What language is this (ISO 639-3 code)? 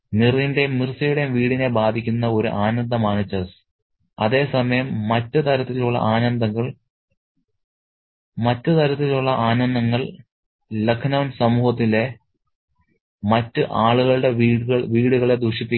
mal